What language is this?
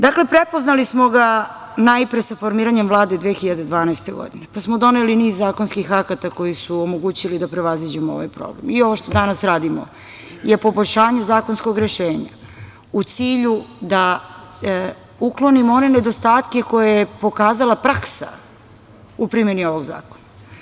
Serbian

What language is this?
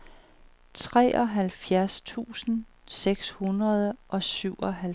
Danish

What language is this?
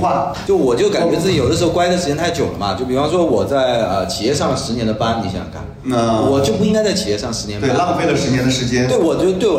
Chinese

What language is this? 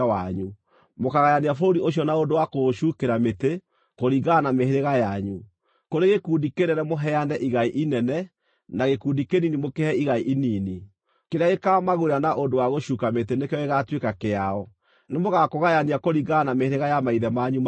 Kikuyu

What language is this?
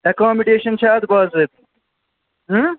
Kashmiri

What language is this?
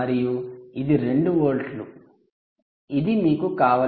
Telugu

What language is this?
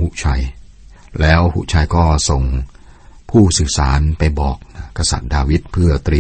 Thai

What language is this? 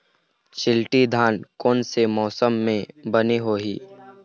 Chhattisgarhi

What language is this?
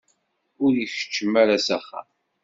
Kabyle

